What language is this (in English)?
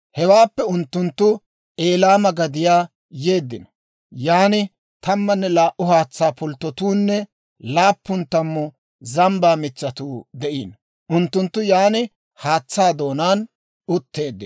Dawro